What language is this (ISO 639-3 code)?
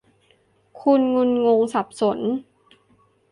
tha